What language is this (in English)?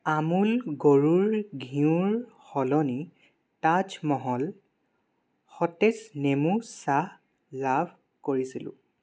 Assamese